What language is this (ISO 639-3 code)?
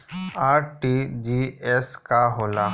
bho